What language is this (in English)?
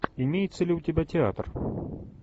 Russian